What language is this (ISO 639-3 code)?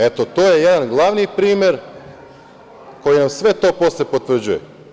srp